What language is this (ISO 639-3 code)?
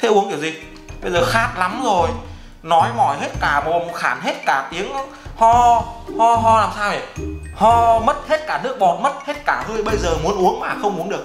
vie